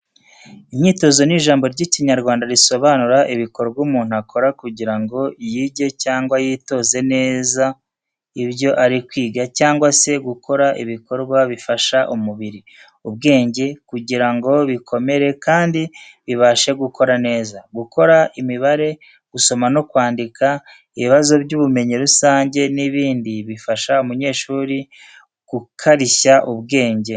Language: Kinyarwanda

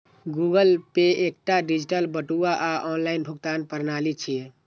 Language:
Maithili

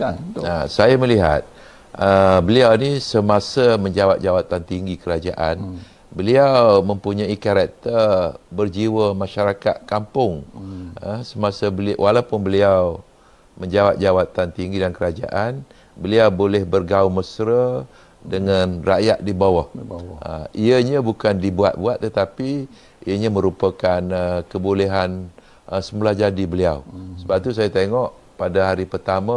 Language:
Malay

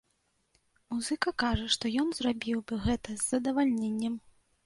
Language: Belarusian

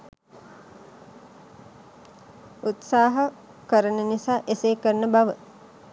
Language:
Sinhala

